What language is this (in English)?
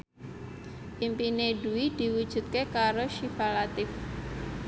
Javanese